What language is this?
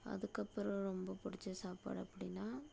Tamil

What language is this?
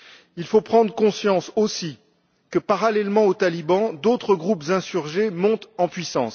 French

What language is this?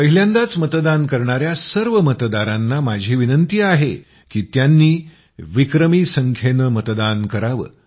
Marathi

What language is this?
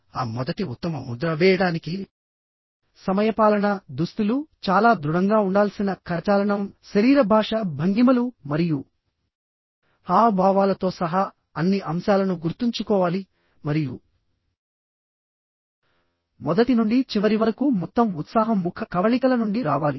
Telugu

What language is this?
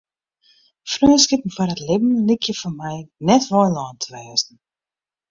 Western Frisian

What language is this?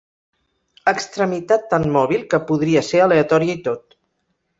Catalan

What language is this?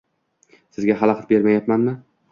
Uzbek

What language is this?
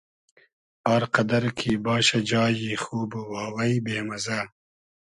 Hazaragi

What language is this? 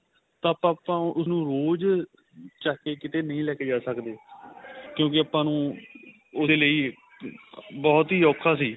Punjabi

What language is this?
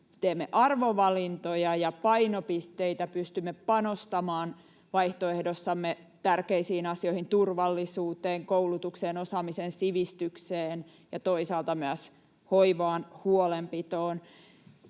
Finnish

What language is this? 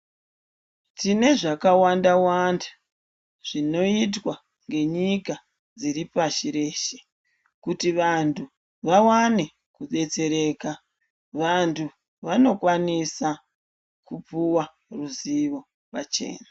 Ndau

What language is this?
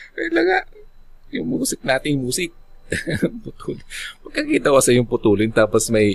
Filipino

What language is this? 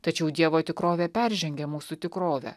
Lithuanian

